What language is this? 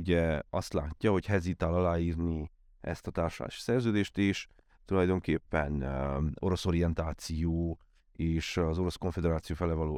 Hungarian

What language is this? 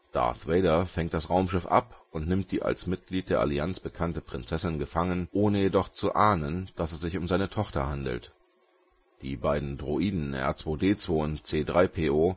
German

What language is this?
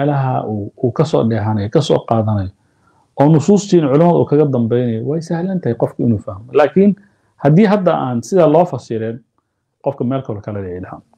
Arabic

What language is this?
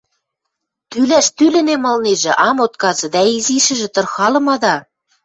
Western Mari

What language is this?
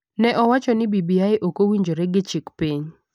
Luo (Kenya and Tanzania)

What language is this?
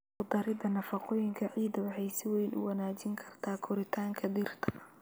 Somali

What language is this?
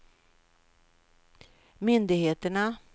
Swedish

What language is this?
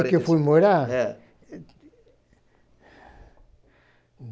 Portuguese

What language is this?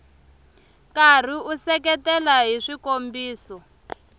Tsonga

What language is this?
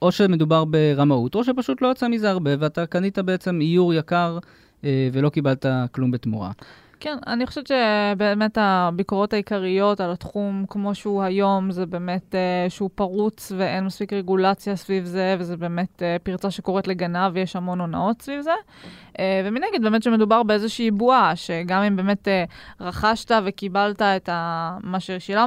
Hebrew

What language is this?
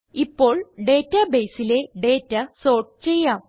Malayalam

